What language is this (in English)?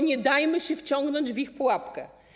Polish